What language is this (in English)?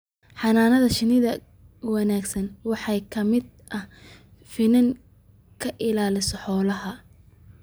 Somali